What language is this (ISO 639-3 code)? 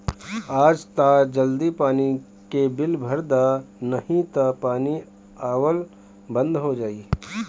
bho